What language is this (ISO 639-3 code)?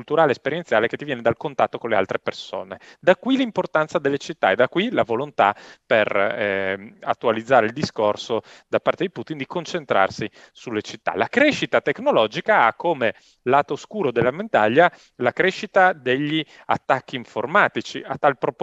ita